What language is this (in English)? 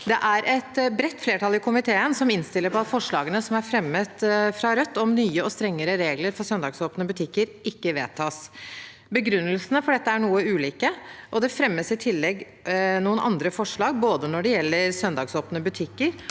Norwegian